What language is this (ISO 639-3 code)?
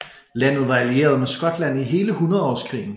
dan